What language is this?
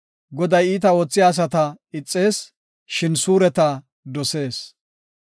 Gofa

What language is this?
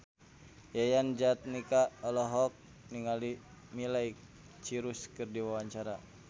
Sundanese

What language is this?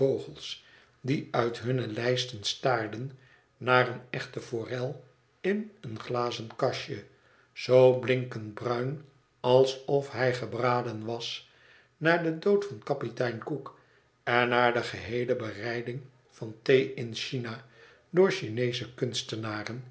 Dutch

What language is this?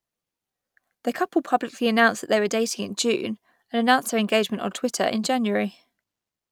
English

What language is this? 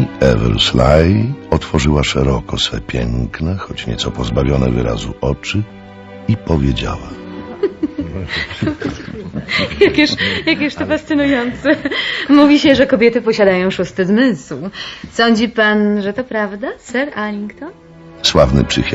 Polish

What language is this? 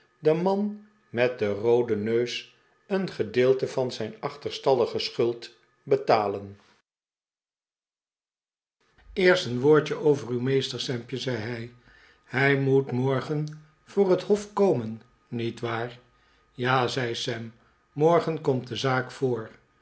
Dutch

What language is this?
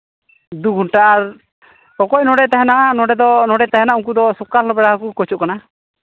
Santali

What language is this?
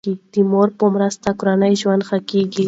Pashto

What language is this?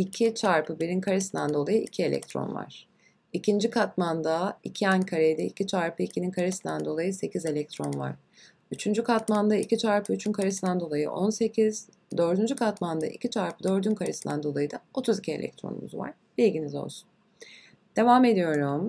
Turkish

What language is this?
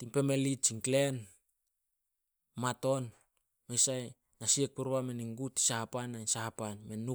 Solos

